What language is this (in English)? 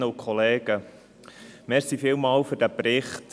Swiss German